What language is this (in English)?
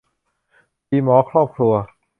Thai